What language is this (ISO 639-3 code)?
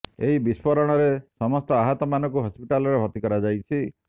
ori